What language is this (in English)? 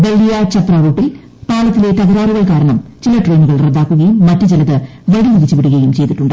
Malayalam